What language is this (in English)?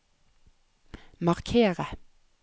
Norwegian